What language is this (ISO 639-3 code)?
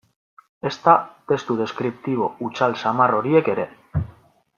eus